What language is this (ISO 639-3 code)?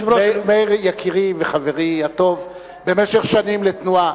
heb